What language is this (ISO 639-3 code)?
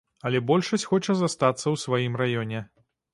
bel